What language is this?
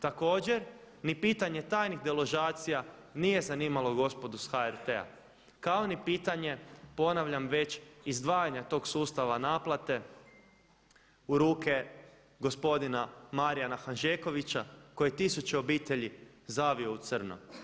Croatian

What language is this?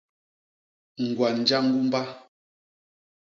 Basaa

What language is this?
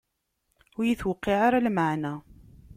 Kabyle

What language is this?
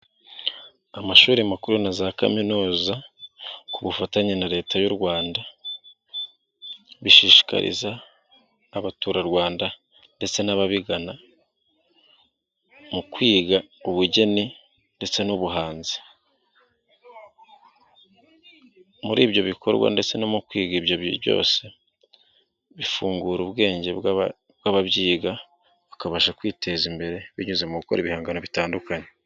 Kinyarwanda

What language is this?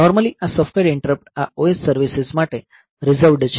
Gujarati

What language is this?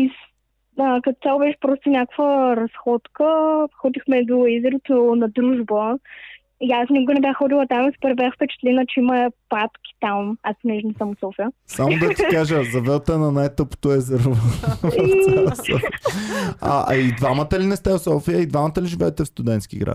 Bulgarian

